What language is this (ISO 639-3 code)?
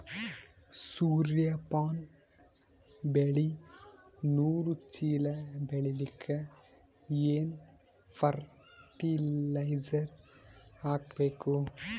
kan